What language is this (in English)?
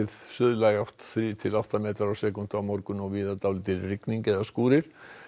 Icelandic